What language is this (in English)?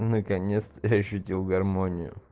Russian